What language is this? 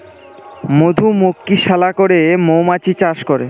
Bangla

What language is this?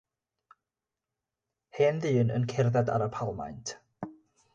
Welsh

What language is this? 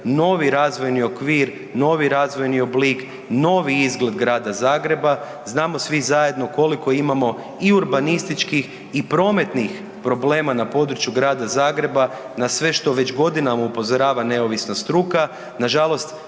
Croatian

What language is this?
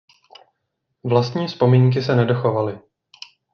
Czech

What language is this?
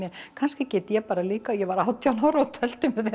Icelandic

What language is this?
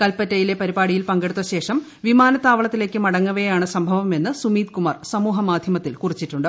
Malayalam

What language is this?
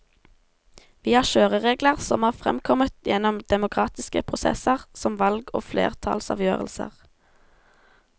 Norwegian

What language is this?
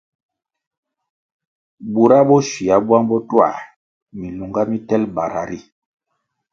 Kwasio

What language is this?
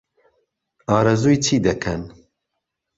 Central Kurdish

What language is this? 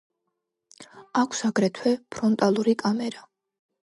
Georgian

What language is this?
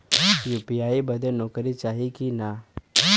Bhojpuri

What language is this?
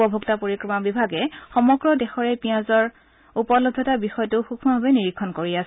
Assamese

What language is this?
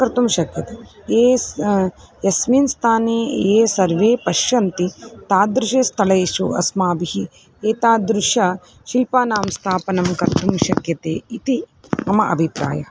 Sanskrit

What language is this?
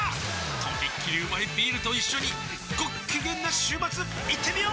Japanese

